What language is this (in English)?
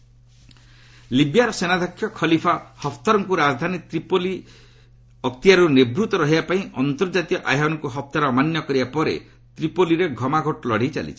Odia